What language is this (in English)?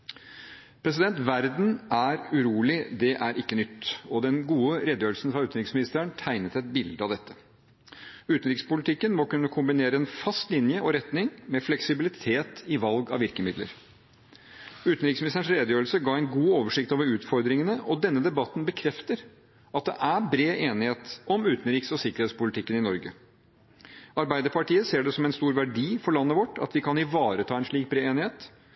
Norwegian Bokmål